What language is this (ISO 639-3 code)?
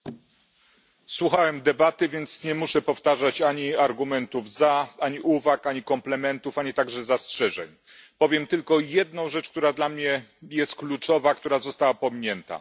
pol